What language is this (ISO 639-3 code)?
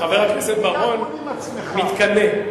heb